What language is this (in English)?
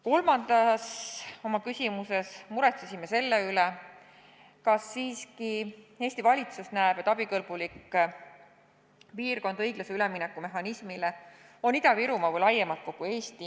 Estonian